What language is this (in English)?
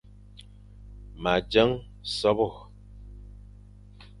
Fang